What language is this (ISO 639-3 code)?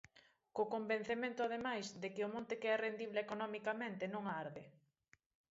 glg